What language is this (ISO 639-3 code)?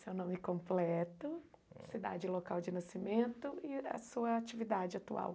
por